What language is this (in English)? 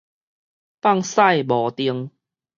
Min Nan Chinese